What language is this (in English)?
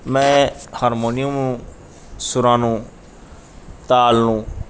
Punjabi